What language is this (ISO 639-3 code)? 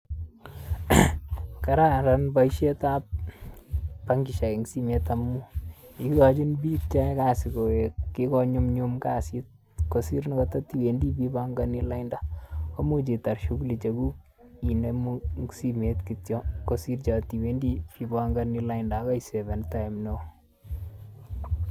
kln